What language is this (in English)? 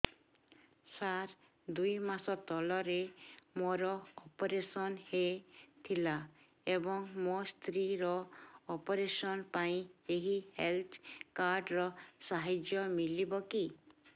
Odia